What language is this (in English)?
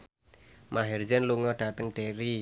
Javanese